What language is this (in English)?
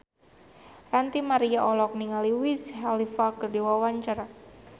Sundanese